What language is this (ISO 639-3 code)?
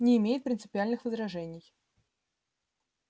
rus